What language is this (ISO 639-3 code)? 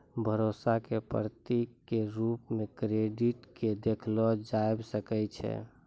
mai